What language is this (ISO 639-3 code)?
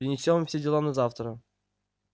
rus